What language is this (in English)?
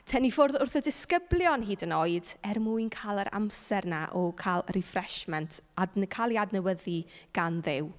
Welsh